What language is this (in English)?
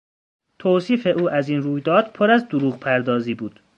Persian